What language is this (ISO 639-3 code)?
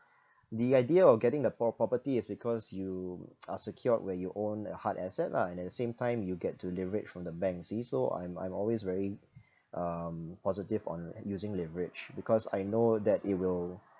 eng